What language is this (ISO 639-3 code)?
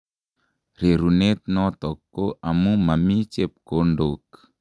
kln